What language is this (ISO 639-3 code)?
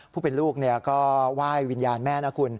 tha